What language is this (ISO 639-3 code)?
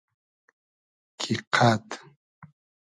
haz